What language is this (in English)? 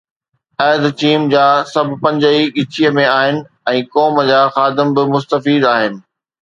Sindhi